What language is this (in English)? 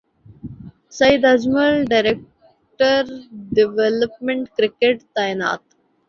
Urdu